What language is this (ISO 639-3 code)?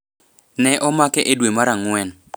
luo